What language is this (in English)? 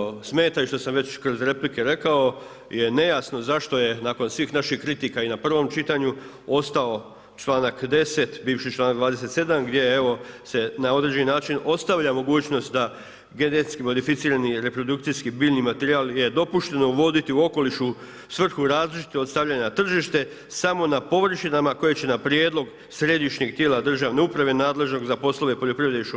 Croatian